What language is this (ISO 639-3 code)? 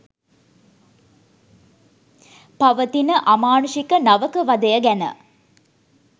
sin